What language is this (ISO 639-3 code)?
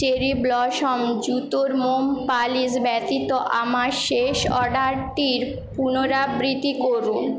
ben